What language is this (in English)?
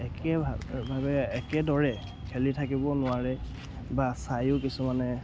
Assamese